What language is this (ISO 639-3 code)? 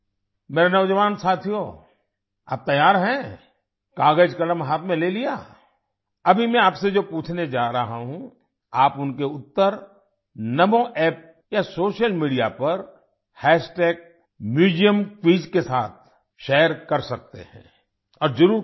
hin